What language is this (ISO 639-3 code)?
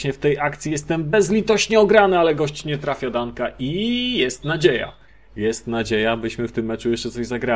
pol